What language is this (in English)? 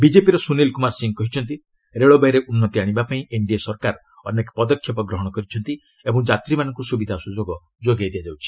Odia